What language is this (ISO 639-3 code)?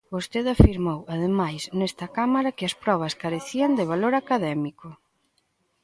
glg